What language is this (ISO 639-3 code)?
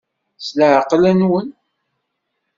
kab